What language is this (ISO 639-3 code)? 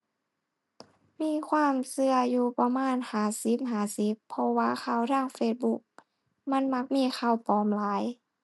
tha